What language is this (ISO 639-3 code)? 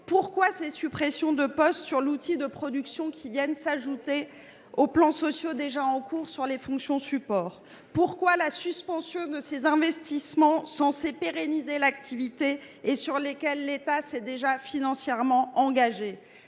fra